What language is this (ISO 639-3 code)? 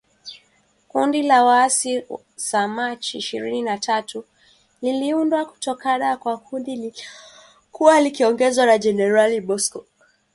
swa